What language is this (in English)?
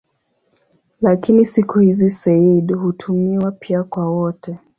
Swahili